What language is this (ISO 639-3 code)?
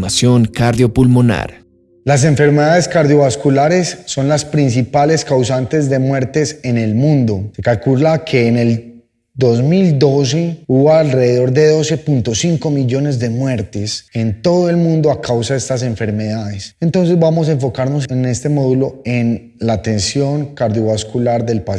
spa